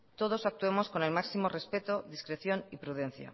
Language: Spanish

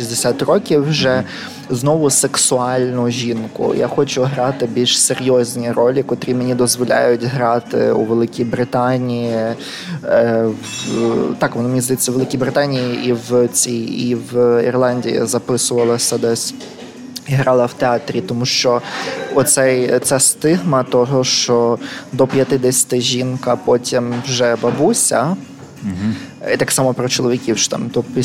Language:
Ukrainian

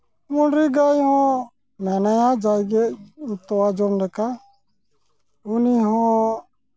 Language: Santali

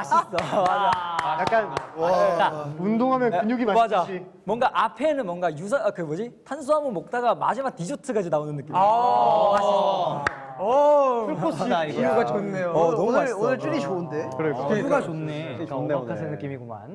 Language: Korean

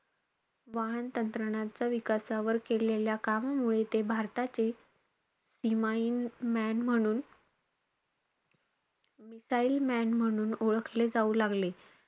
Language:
Marathi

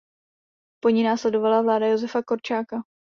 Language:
Czech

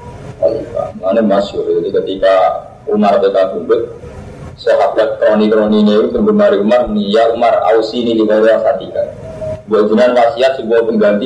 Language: Indonesian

